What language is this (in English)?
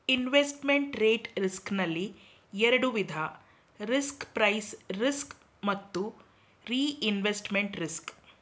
Kannada